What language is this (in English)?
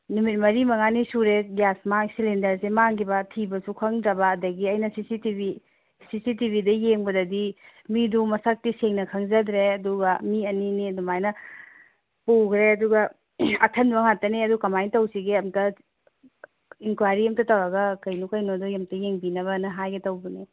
Manipuri